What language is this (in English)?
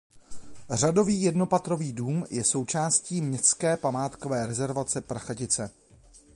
Czech